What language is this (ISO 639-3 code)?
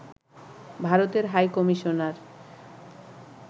ben